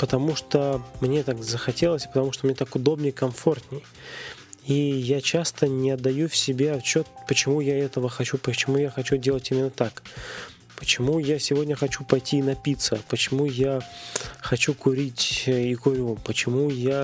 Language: Russian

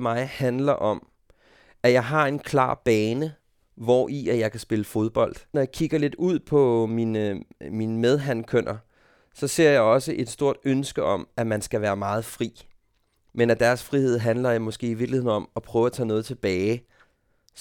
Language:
Danish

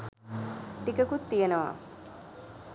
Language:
Sinhala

